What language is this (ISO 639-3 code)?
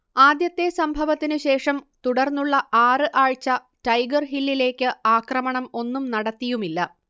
mal